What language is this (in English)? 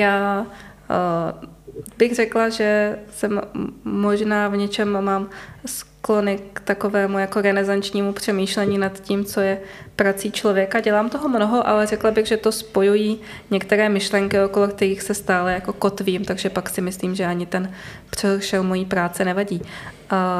Czech